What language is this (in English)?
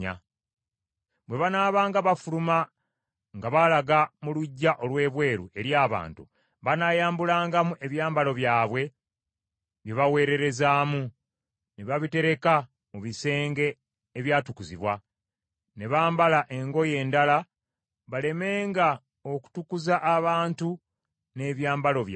Ganda